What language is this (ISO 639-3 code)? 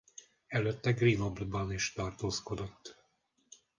hun